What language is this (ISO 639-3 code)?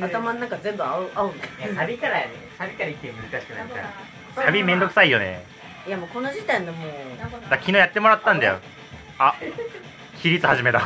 jpn